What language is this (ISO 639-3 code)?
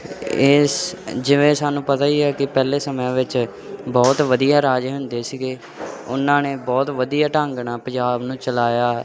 pan